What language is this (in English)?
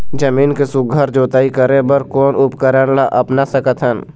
Chhattisgarhi